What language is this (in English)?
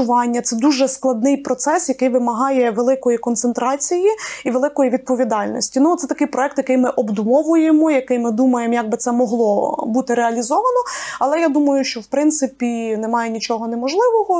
Ukrainian